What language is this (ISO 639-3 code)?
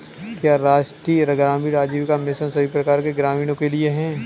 hin